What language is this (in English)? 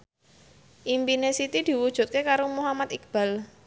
Javanese